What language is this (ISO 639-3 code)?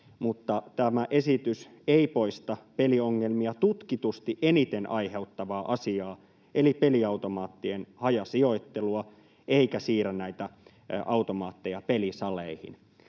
fin